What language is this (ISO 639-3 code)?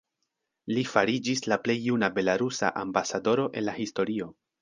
epo